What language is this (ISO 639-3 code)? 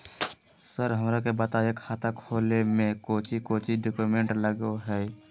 mag